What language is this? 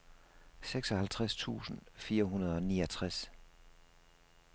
Danish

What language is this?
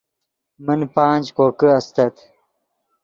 Yidgha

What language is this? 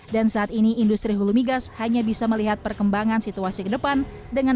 Indonesian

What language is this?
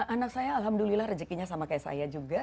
Indonesian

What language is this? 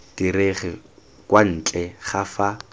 Tswana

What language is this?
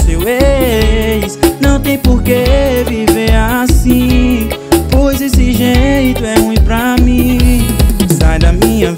Portuguese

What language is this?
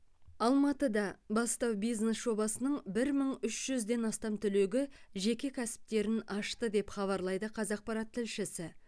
Kazakh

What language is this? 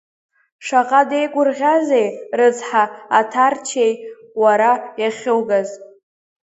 Abkhazian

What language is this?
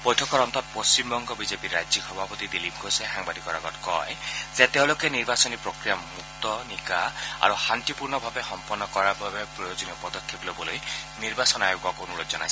Assamese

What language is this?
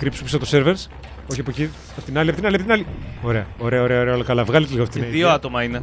Greek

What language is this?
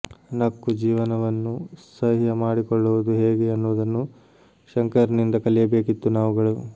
Kannada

